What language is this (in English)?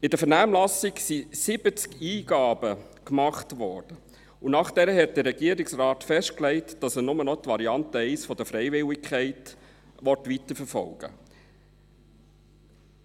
Swiss German